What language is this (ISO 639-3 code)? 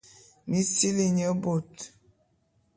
bum